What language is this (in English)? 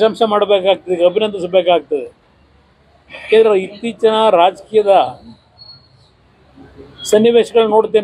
English